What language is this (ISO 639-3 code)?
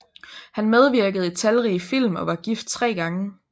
dan